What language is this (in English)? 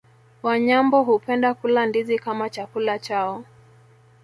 Swahili